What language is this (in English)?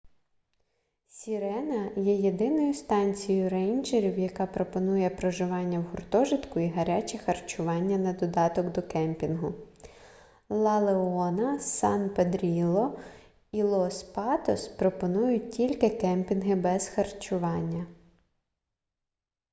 Ukrainian